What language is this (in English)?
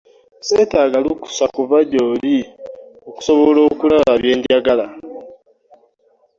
Ganda